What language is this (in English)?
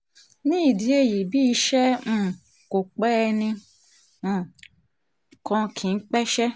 Yoruba